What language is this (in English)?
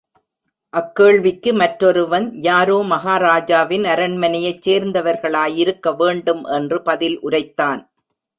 Tamil